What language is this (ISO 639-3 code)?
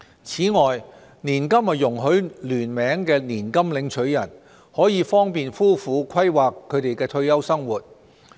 yue